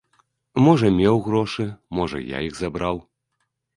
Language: Belarusian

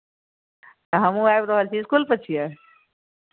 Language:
Maithili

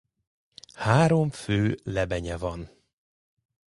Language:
Hungarian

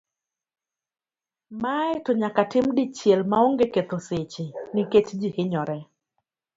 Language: Luo (Kenya and Tanzania)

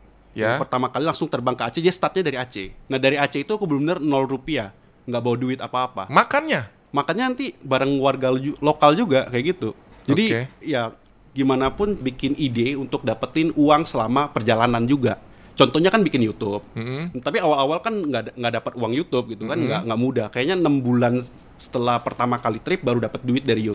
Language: Indonesian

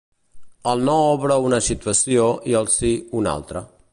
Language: Catalan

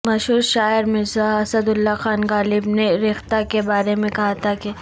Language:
Urdu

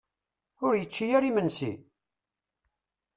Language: Kabyle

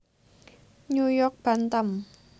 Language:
Javanese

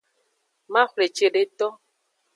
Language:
Aja (Benin)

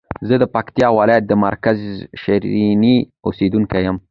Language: Pashto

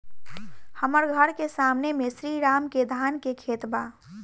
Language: Bhojpuri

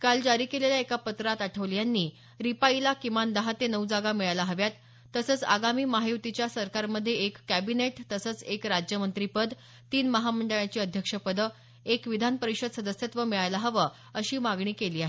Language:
Marathi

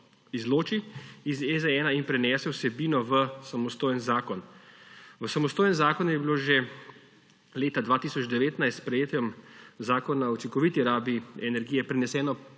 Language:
Slovenian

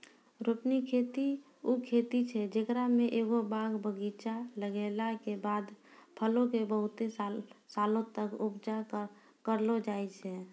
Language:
Maithili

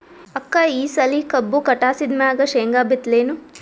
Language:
Kannada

